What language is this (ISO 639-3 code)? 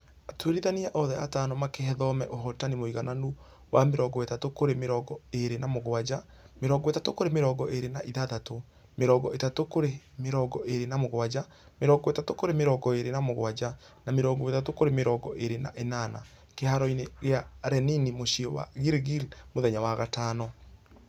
kik